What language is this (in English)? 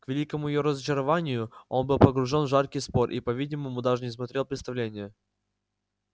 Russian